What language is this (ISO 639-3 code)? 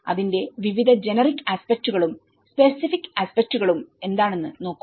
mal